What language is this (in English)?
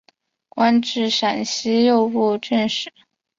Chinese